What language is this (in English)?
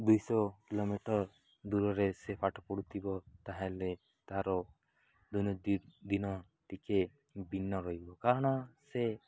Odia